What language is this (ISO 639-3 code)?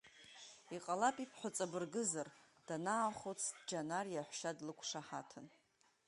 abk